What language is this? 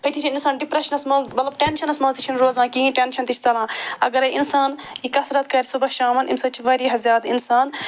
Kashmiri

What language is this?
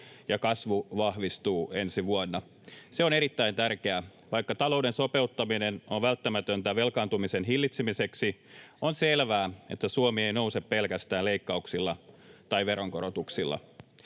Finnish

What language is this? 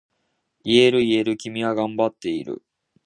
Japanese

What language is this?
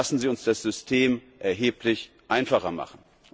German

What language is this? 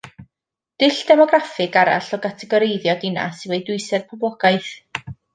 Welsh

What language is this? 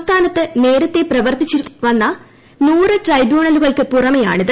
Malayalam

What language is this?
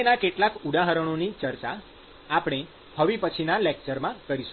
Gujarati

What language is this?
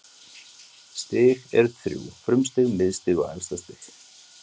Icelandic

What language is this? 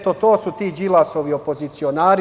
Serbian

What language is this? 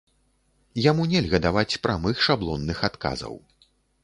Belarusian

